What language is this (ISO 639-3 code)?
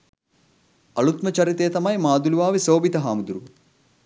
sin